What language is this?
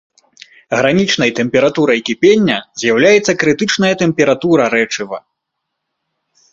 Belarusian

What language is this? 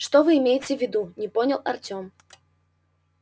Russian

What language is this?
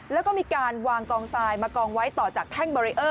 Thai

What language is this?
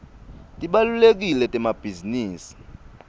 Swati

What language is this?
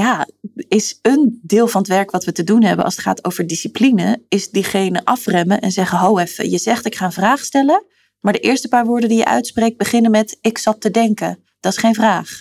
Dutch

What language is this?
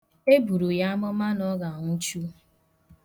Igbo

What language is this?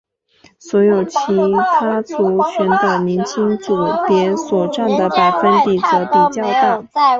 Chinese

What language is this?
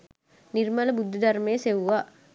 Sinhala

